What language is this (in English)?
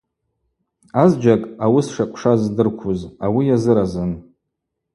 Abaza